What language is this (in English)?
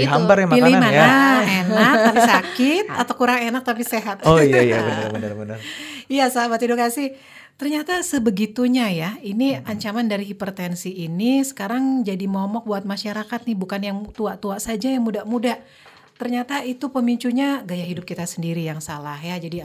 Indonesian